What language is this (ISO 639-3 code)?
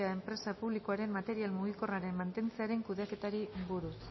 eus